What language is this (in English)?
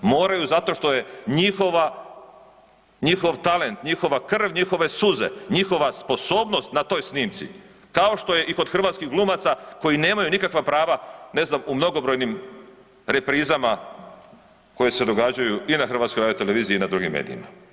Croatian